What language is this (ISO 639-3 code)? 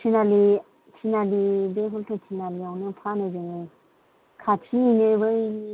brx